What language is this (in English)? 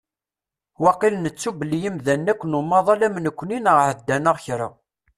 Kabyle